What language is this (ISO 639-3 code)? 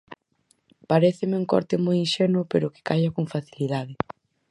glg